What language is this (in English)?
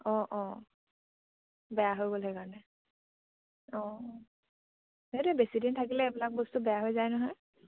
Assamese